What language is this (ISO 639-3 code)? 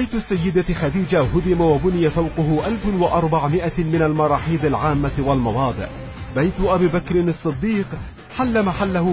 ara